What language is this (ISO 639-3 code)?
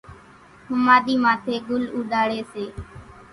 gjk